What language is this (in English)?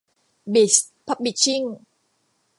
Thai